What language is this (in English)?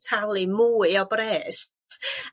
Welsh